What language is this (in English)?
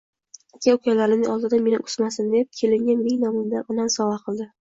Uzbek